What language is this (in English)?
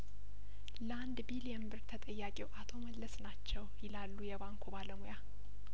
Amharic